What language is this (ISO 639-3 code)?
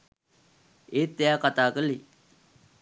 sin